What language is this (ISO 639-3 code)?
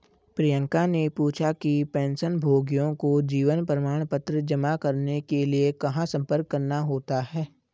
hin